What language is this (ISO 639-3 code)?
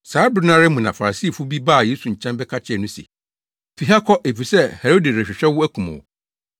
aka